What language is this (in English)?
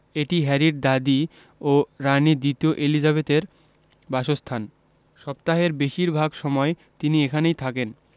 Bangla